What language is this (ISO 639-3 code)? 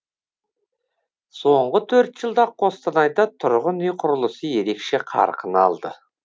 kaz